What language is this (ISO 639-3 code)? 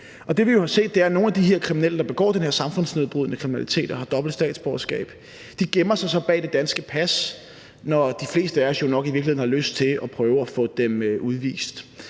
dan